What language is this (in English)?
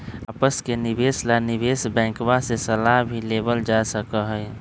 Magahi